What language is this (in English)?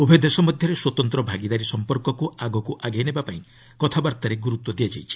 Odia